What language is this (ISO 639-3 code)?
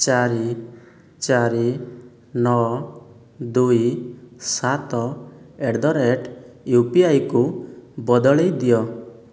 ori